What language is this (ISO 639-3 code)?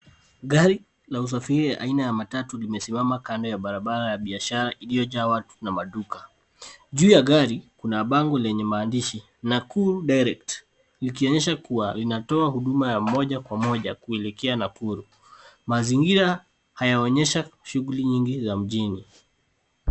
swa